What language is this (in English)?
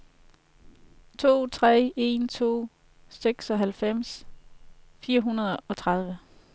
Danish